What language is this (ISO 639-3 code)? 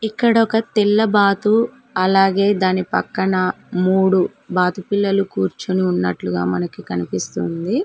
tel